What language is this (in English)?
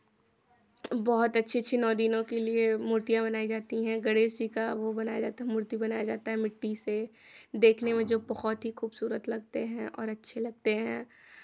Hindi